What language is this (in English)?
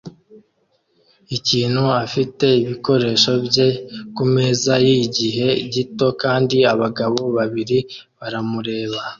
Kinyarwanda